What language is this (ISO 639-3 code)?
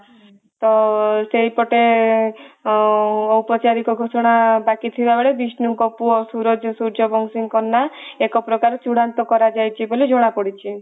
ori